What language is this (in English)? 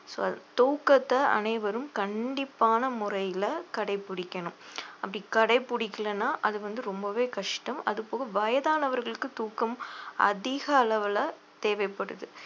Tamil